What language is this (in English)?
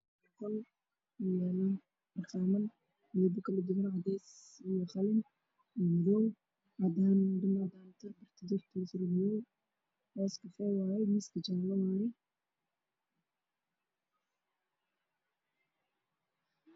Somali